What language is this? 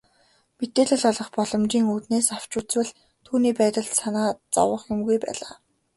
Mongolian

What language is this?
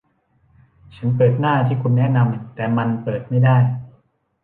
Thai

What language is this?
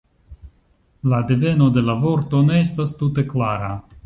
Esperanto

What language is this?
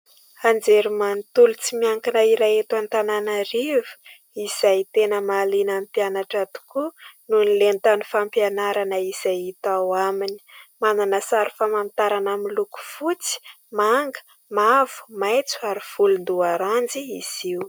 Malagasy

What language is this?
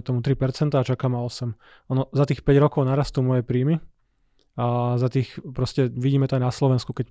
Slovak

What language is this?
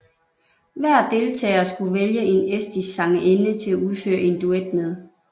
Danish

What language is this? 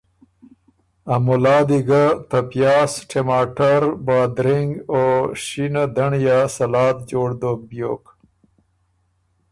Ormuri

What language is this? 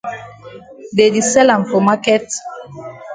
Cameroon Pidgin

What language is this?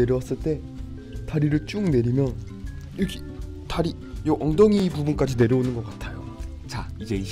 Korean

